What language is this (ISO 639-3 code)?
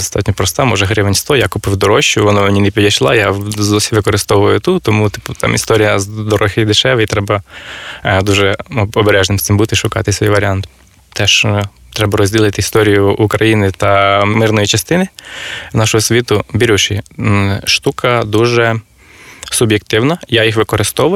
ukr